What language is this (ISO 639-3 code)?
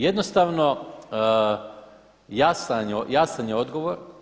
hrv